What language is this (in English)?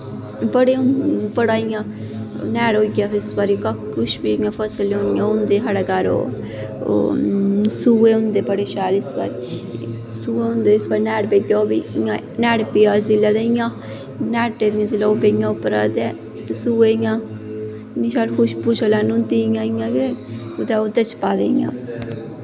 Dogri